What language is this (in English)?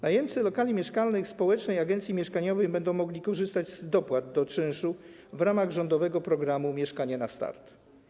Polish